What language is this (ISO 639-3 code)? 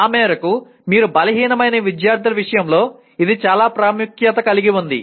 tel